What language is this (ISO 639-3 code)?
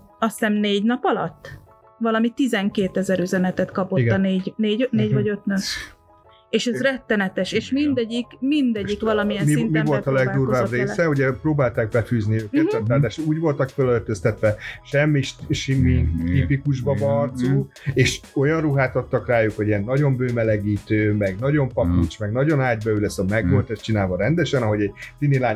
hun